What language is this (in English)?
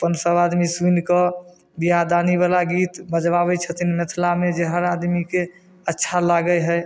Maithili